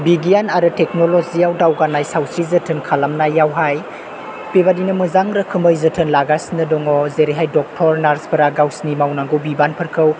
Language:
Bodo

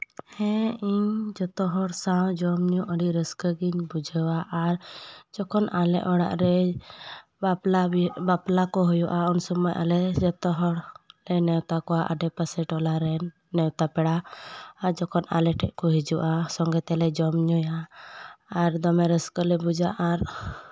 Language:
Santali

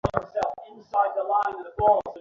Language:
Bangla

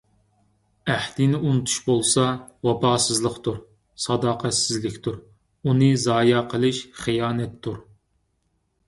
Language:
Uyghur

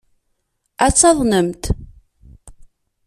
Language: Kabyle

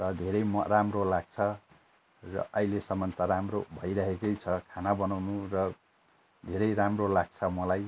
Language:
Nepali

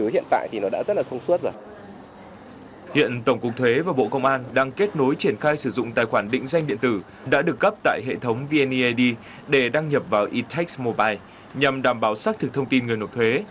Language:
Vietnamese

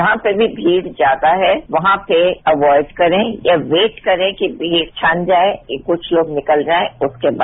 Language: Hindi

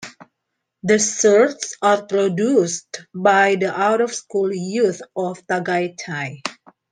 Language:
English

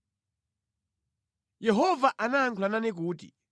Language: Nyanja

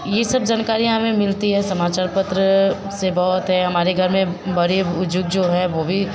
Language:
Hindi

